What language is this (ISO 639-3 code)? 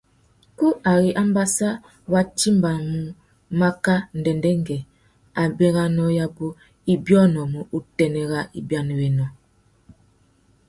bag